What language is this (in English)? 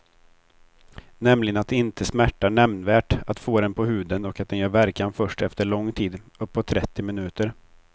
Swedish